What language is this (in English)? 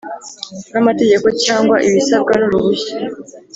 Kinyarwanda